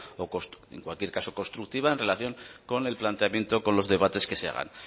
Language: Spanish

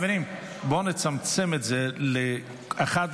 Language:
Hebrew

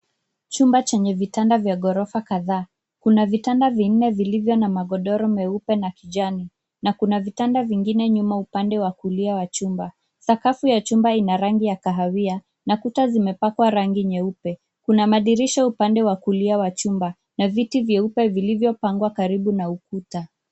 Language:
Swahili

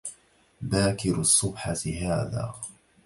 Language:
Arabic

